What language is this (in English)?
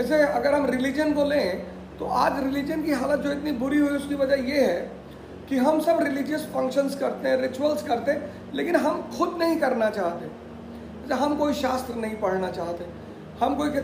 Hindi